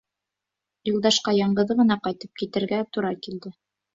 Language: Bashkir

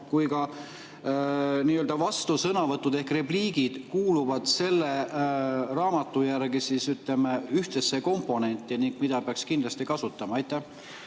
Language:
Estonian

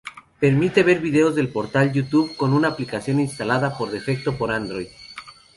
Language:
Spanish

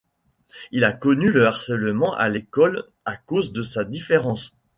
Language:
French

